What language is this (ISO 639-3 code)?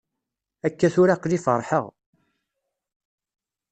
kab